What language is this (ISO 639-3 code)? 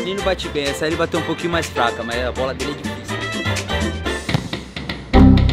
por